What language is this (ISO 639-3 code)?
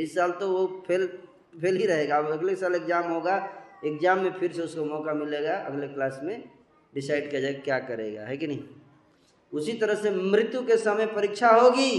hin